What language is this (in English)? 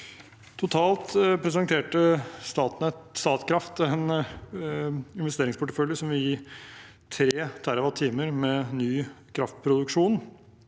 Norwegian